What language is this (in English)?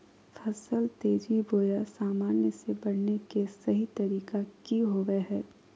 Magahi